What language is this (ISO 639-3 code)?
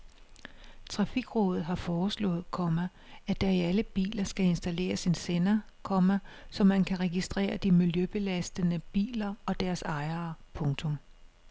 dan